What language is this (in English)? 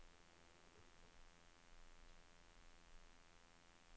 Norwegian